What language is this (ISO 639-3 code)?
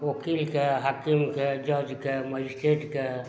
mai